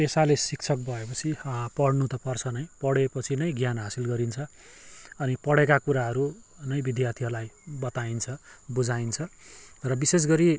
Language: Nepali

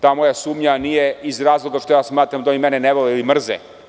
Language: Serbian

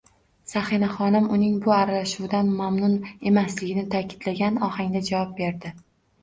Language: Uzbek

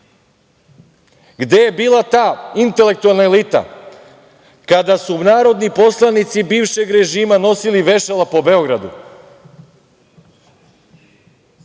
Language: Serbian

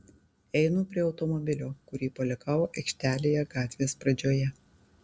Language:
Lithuanian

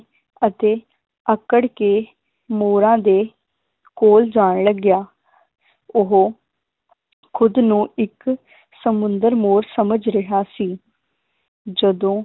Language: Punjabi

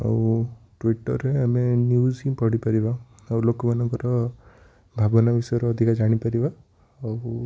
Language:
Odia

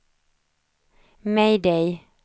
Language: Swedish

